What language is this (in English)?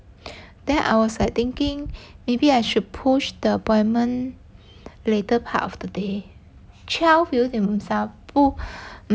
English